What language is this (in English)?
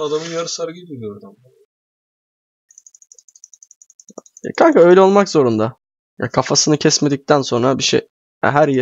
Turkish